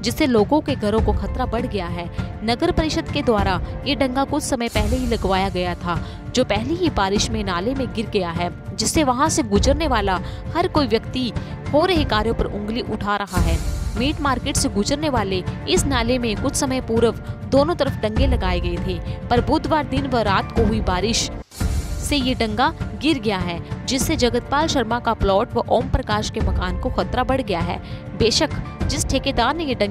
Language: Hindi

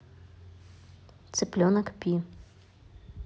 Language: Russian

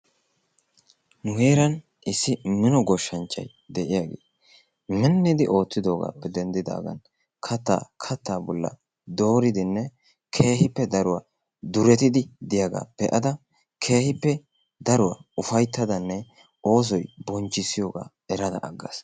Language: Wolaytta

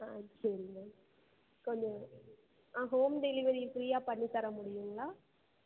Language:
Tamil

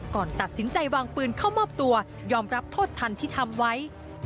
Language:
Thai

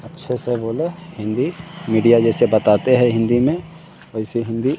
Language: Hindi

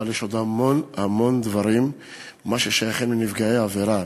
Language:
Hebrew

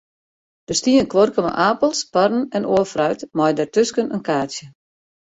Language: Western Frisian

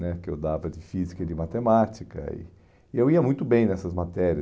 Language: Portuguese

